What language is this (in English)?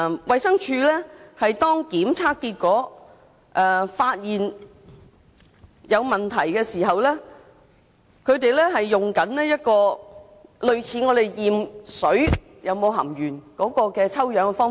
Cantonese